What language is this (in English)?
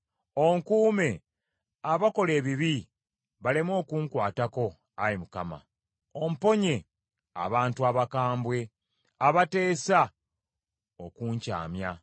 Ganda